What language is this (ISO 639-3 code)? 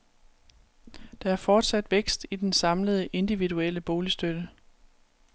dan